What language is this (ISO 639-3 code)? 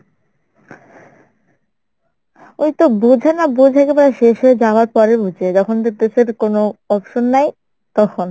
ben